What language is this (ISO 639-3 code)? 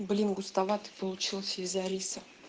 rus